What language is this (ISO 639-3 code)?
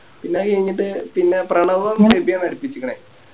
mal